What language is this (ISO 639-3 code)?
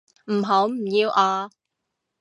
yue